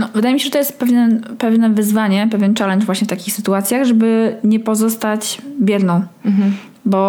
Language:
Polish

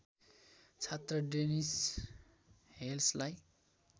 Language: Nepali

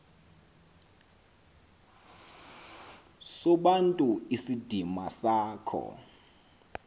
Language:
Xhosa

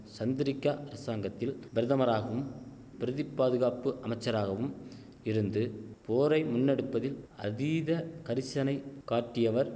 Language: Tamil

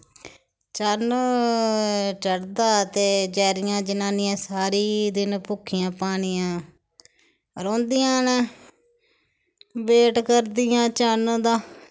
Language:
Dogri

